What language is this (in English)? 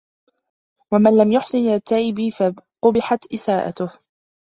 Arabic